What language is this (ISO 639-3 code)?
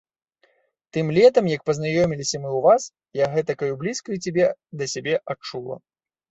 bel